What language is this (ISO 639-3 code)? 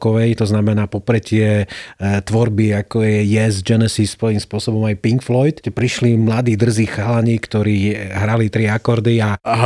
slk